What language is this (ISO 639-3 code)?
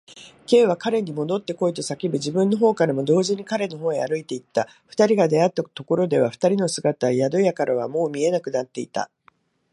jpn